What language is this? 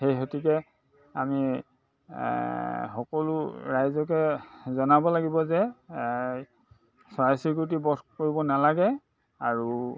Assamese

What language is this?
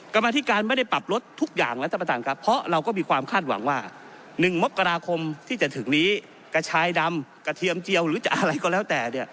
Thai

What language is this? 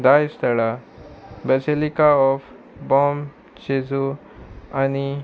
Konkani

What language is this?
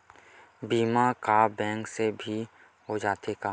Chhattisgarhi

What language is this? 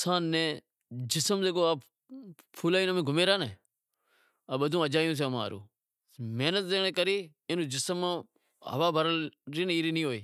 Wadiyara Koli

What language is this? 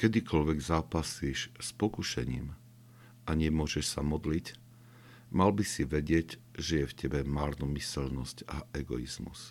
Slovak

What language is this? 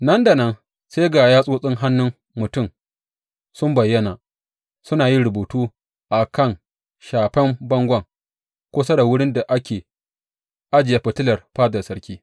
Hausa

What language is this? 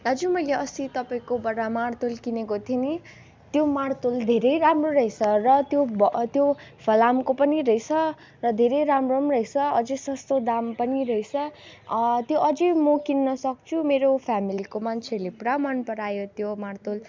Nepali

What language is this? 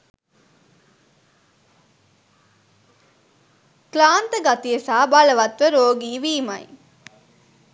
Sinhala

